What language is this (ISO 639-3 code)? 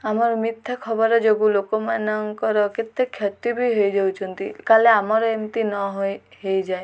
ori